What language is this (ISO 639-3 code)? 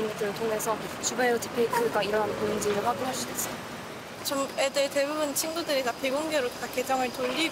kor